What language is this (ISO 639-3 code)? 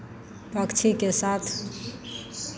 mai